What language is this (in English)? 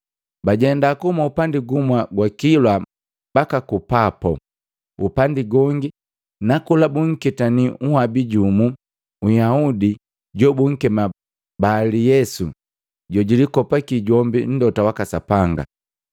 Matengo